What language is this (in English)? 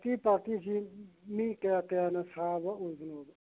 Manipuri